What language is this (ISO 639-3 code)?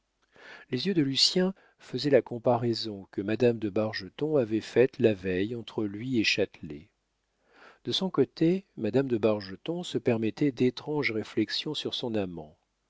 fra